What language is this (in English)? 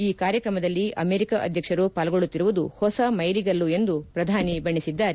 Kannada